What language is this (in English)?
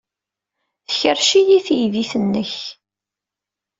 Kabyle